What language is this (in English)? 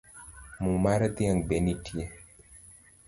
Luo (Kenya and Tanzania)